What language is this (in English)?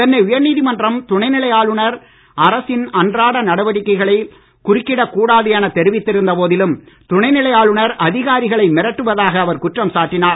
Tamil